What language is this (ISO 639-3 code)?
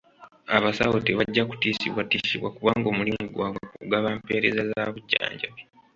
lug